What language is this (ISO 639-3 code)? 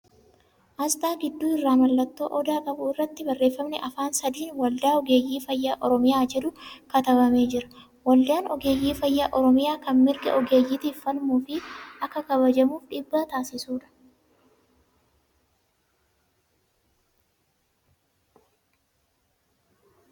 orm